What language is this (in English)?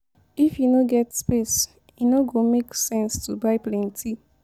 Nigerian Pidgin